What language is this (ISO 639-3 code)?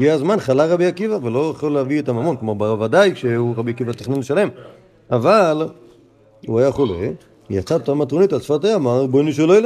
heb